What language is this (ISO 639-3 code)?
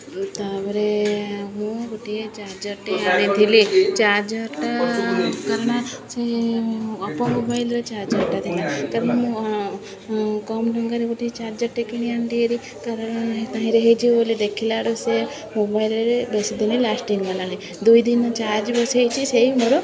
ori